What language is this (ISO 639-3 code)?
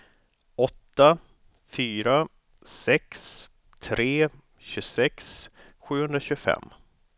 swe